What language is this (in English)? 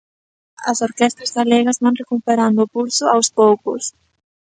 Galician